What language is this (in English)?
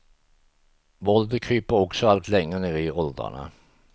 Swedish